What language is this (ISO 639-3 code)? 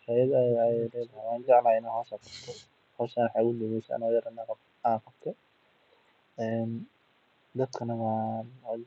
som